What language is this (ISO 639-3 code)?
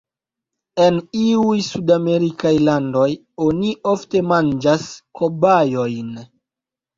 epo